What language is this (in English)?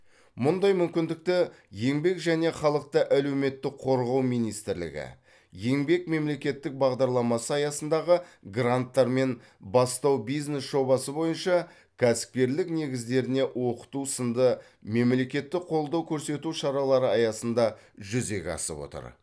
Kazakh